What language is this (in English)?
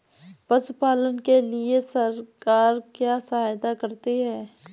Hindi